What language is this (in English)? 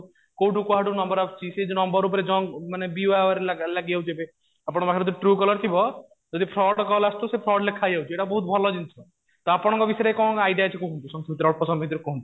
Odia